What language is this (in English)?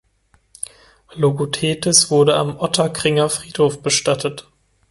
German